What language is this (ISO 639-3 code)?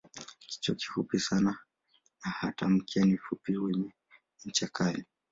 swa